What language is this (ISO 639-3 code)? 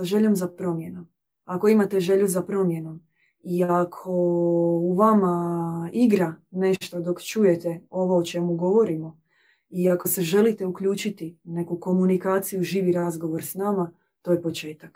hrv